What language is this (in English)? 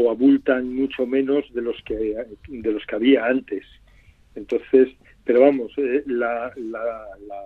Spanish